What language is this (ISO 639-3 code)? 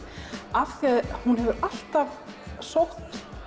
isl